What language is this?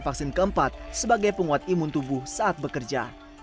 Indonesian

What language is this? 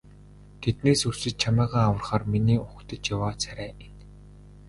Mongolian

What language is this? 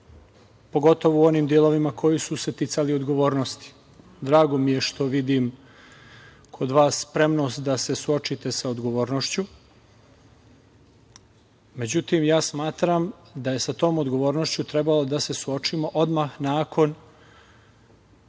Serbian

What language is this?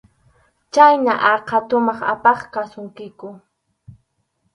Arequipa-La Unión Quechua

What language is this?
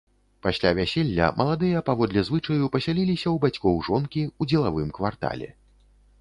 Belarusian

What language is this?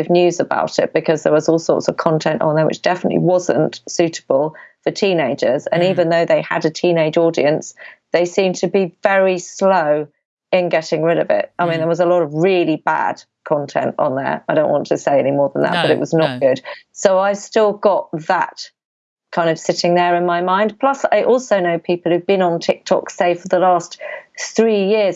English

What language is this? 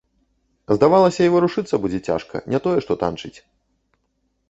Belarusian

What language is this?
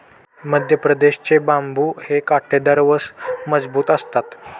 Marathi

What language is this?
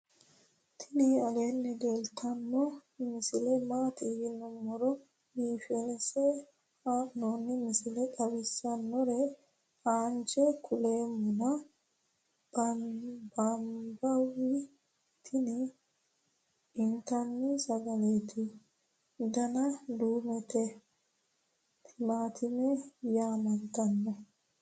Sidamo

